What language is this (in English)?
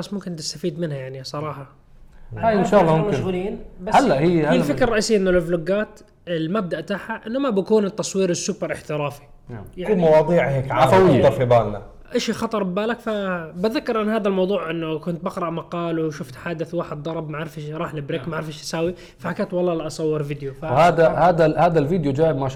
Arabic